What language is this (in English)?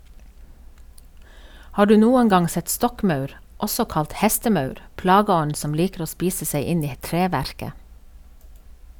Norwegian